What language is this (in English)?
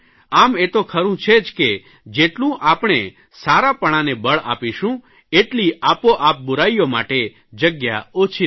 Gujarati